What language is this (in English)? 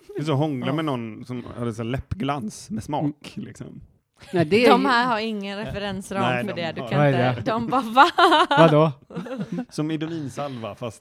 Swedish